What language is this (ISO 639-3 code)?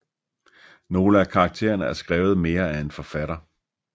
dan